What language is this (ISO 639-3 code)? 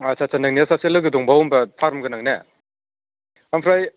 brx